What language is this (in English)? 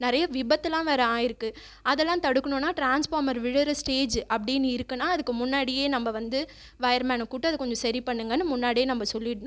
Tamil